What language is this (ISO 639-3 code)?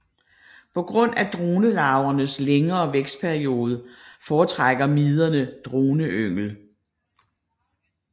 dan